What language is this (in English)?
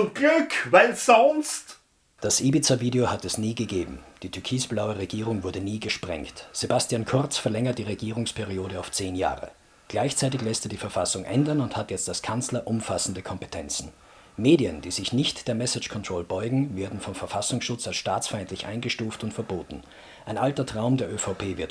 German